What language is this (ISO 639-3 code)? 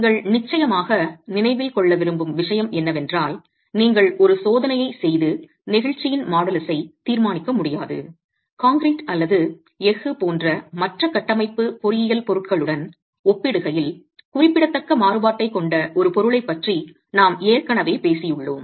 tam